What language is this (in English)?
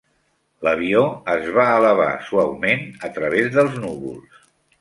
Catalan